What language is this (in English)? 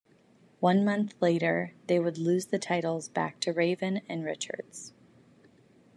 English